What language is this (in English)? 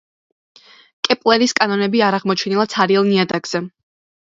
Georgian